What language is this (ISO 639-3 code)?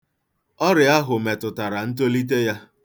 ibo